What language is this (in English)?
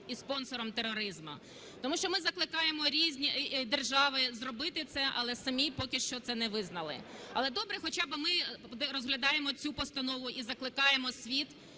Ukrainian